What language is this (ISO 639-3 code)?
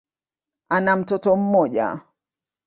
swa